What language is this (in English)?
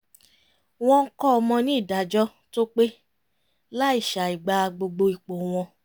Yoruba